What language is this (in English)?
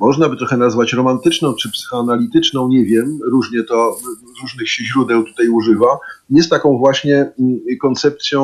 Polish